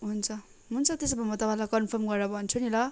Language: Nepali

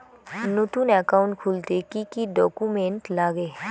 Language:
Bangla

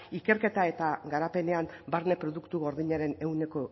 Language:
Basque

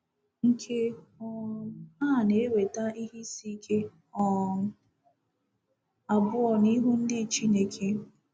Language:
Igbo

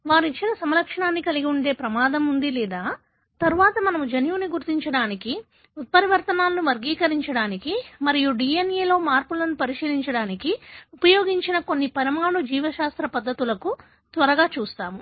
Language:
Telugu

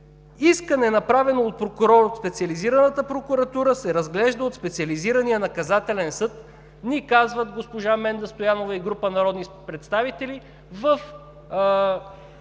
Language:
Bulgarian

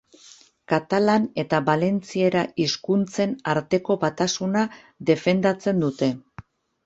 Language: Basque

